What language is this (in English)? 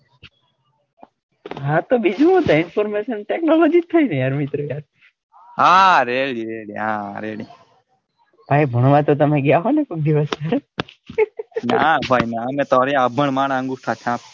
Gujarati